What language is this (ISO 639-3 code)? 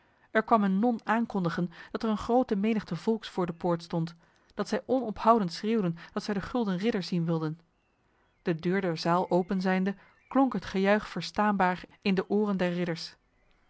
nld